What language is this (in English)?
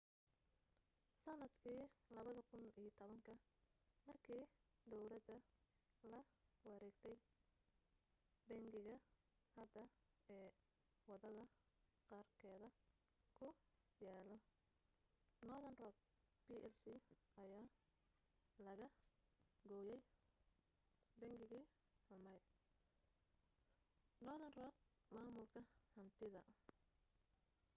Somali